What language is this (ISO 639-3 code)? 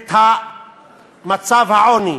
heb